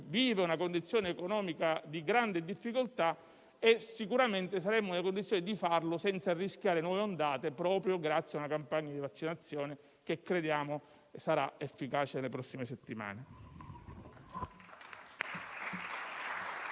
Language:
Italian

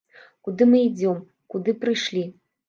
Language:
Belarusian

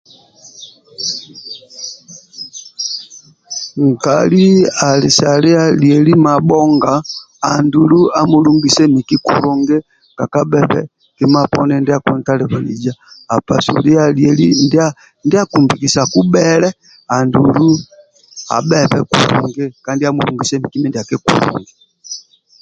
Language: Amba (Uganda)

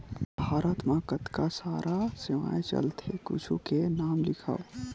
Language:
Chhattisgarhi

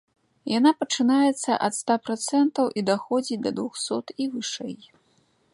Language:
Belarusian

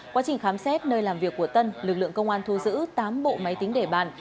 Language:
Vietnamese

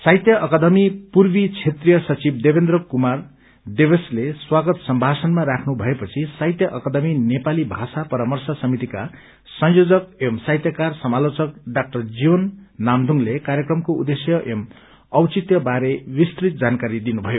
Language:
Nepali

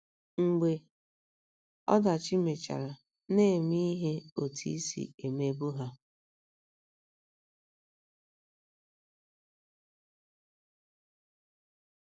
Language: Igbo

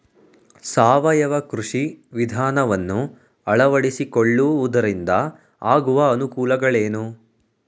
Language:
Kannada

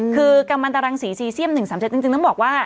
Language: Thai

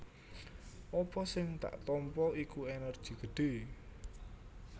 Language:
Javanese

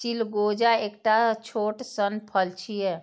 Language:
Maithili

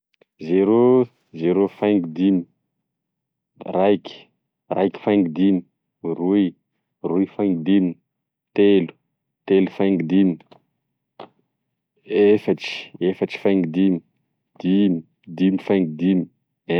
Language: Tesaka Malagasy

